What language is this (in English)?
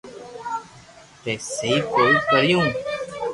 Loarki